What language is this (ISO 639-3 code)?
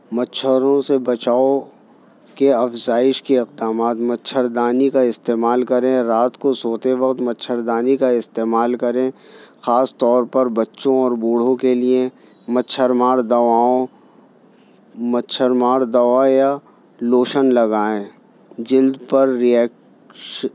urd